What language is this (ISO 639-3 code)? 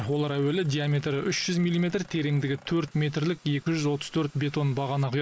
kaz